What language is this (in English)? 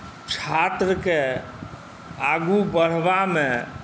Maithili